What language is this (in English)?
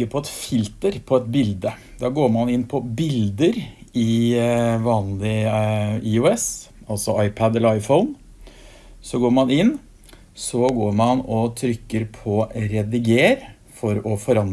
Norwegian